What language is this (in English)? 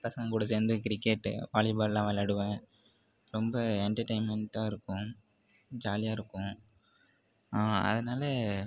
Tamil